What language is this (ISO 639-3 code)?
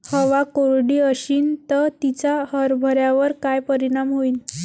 mar